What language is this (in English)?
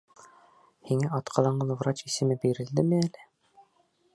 Bashkir